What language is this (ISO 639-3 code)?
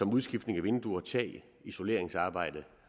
dan